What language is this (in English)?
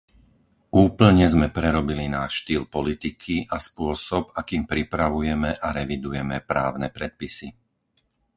Slovak